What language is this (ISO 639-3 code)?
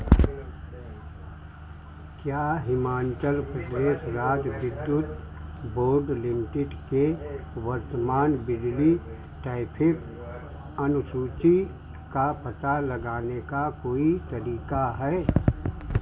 hin